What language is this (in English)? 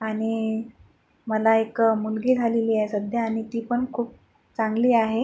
Marathi